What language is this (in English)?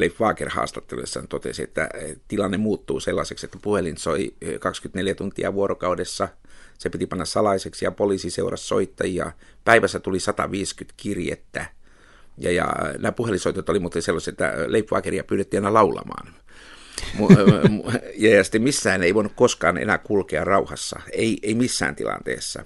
Finnish